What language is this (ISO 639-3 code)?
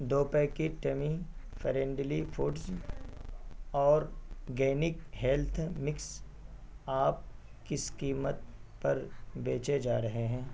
urd